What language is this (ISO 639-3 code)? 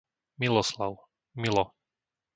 slk